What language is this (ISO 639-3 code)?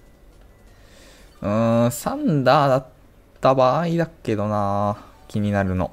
jpn